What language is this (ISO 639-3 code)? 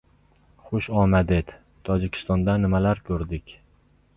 uzb